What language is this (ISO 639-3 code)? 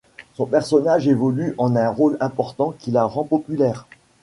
fra